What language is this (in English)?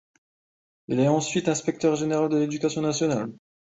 French